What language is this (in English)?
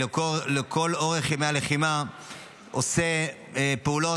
Hebrew